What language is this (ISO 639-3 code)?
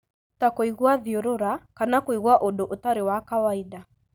kik